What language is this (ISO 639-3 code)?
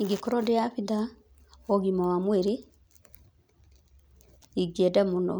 kik